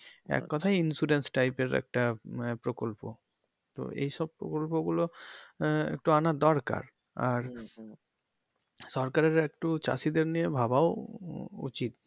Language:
Bangla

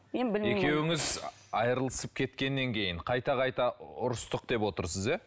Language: Kazakh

